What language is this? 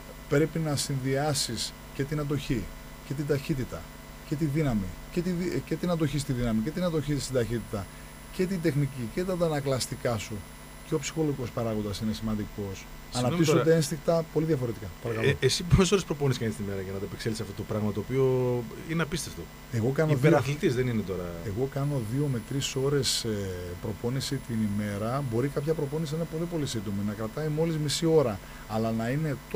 Greek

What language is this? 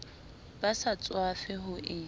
Southern Sotho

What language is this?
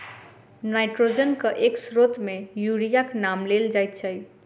Maithili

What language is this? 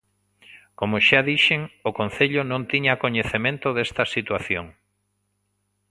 Galician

